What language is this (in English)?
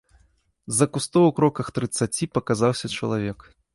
Belarusian